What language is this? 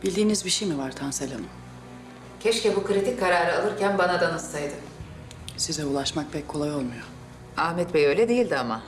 Turkish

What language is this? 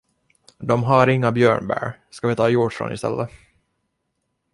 Swedish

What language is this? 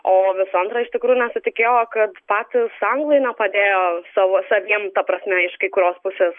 Lithuanian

